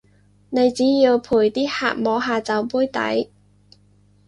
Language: Cantonese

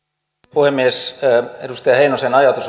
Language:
Finnish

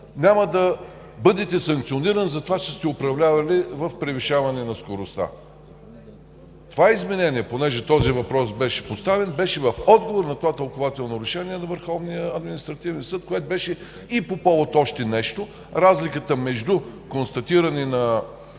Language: Bulgarian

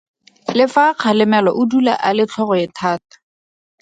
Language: Tswana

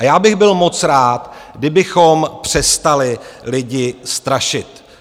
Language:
Czech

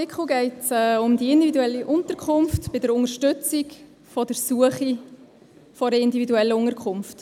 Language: Swiss German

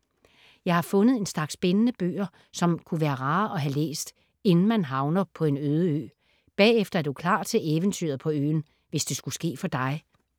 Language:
Danish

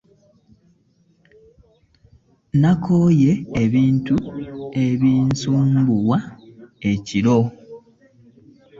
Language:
Ganda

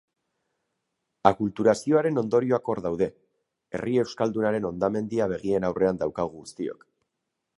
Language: Basque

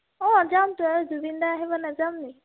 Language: Assamese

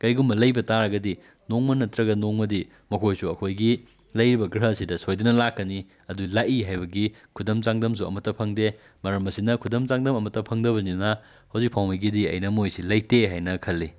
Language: Manipuri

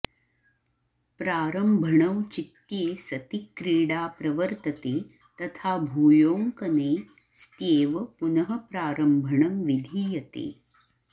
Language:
Sanskrit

